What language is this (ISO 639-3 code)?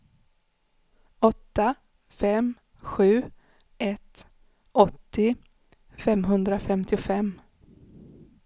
swe